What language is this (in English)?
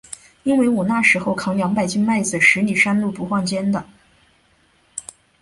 Chinese